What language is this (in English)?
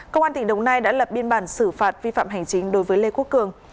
Vietnamese